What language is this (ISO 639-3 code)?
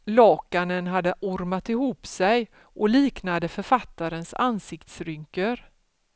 swe